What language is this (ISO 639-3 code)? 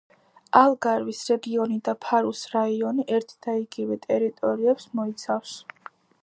kat